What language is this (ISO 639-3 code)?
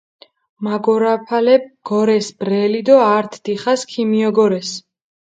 xmf